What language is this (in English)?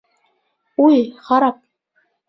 Bashkir